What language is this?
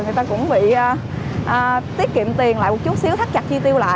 Vietnamese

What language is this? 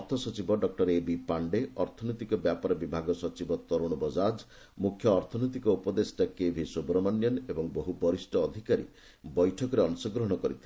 Odia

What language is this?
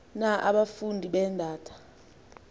Xhosa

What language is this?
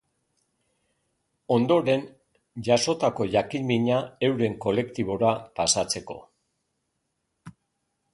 Basque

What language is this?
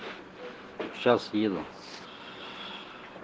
Russian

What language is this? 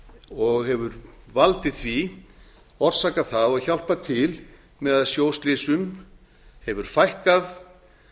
Icelandic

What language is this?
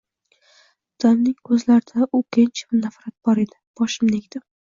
Uzbek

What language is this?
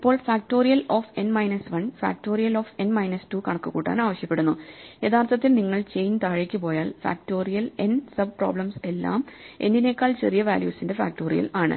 Malayalam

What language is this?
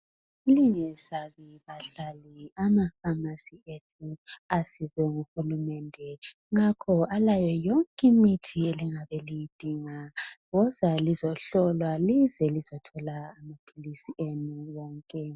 North Ndebele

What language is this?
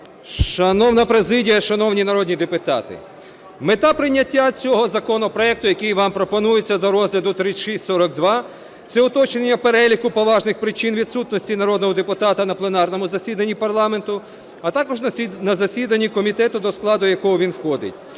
Ukrainian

